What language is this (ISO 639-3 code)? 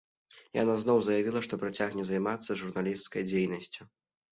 bel